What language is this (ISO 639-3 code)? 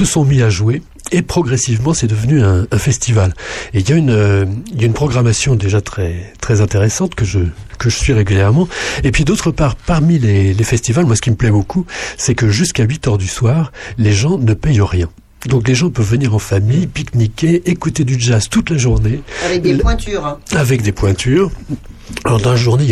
fra